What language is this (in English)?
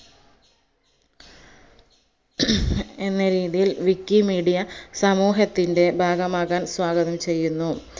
Malayalam